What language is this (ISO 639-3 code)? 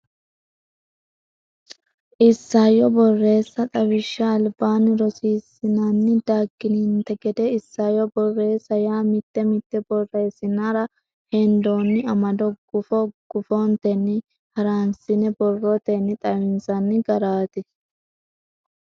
sid